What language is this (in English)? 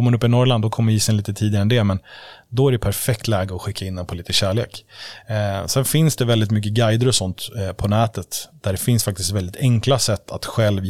Swedish